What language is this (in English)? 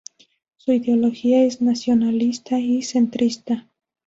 Spanish